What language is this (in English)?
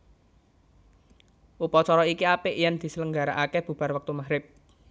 Javanese